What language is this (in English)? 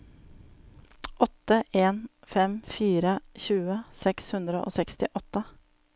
Norwegian